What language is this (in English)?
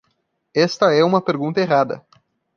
Portuguese